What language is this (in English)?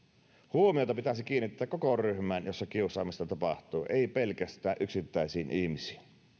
Finnish